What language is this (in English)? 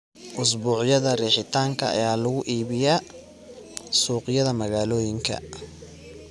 Somali